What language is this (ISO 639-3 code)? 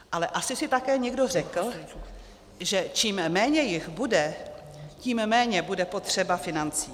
ces